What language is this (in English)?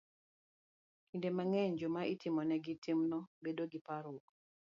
Luo (Kenya and Tanzania)